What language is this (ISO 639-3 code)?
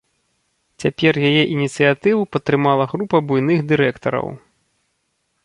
bel